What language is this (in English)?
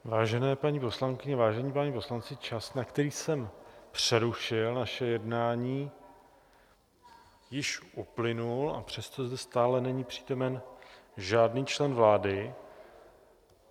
Czech